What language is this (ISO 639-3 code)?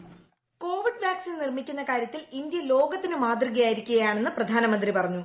mal